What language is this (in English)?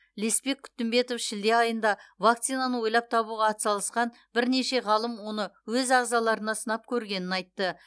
Kazakh